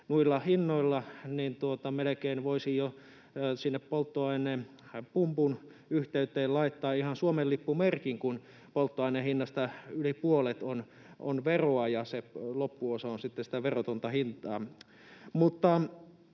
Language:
Finnish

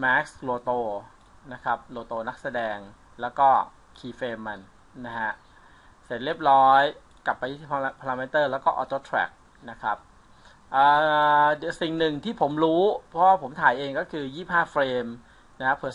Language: Thai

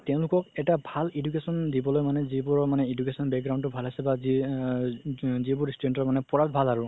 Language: Assamese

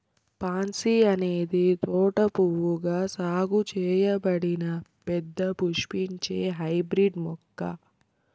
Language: Telugu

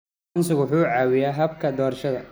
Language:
Somali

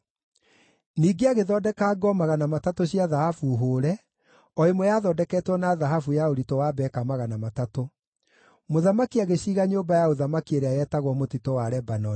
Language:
Kikuyu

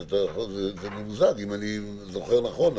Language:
Hebrew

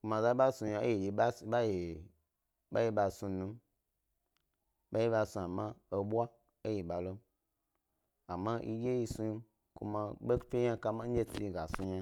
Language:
Gbari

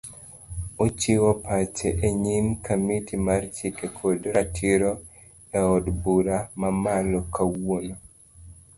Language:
Luo (Kenya and Tanzania)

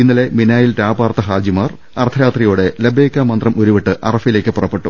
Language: Malayalam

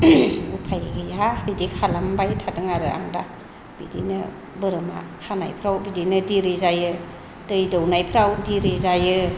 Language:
Bodo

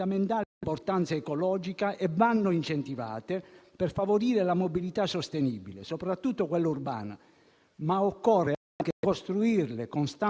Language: Italian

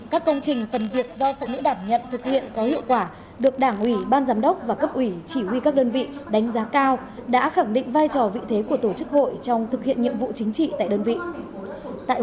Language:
Vietnamese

